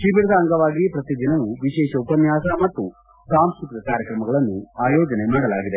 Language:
Kannada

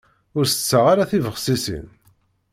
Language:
Kabyle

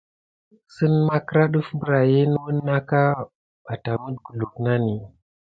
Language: Gidar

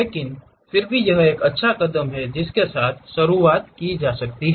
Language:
Hindi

